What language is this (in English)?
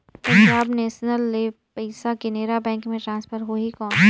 Chhattisgarhi